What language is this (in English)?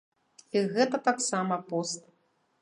Belarusian